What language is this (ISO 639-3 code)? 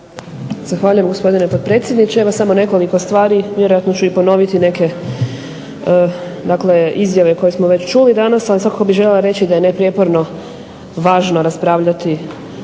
hrv